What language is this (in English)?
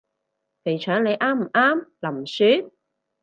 Cantonese